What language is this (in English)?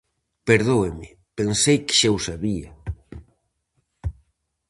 Galician